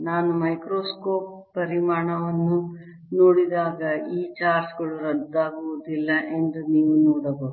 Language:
Kannada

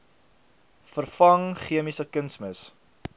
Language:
Afrikaans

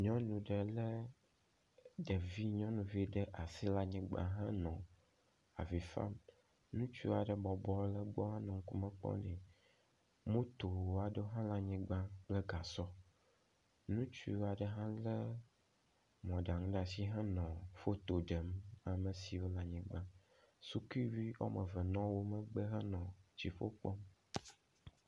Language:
Ewe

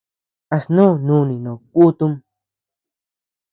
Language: Tepeuxila Cuicatec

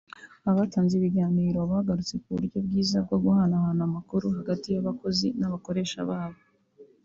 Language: Kinyarwanda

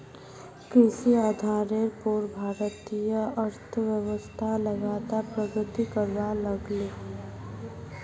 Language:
Magahi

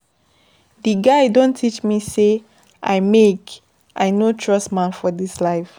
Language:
Nigerian Pidgin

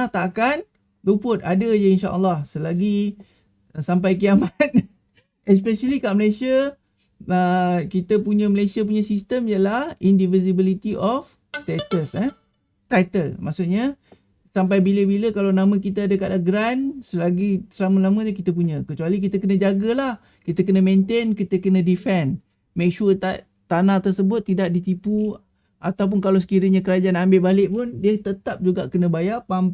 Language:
Malay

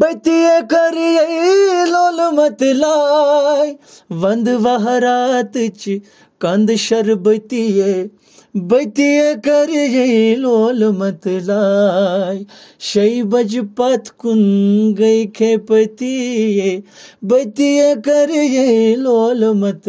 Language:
Urdu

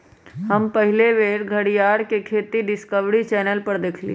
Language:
Magahi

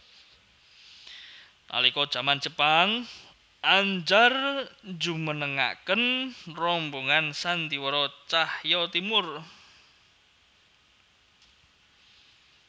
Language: Javanese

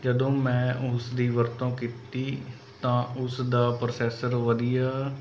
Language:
Punjabi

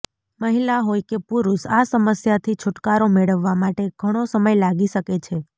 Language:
Gujarati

